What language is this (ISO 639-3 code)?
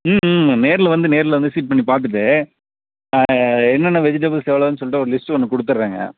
tam